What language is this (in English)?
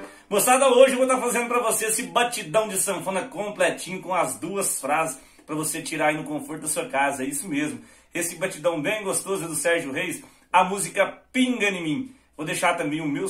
Portuguese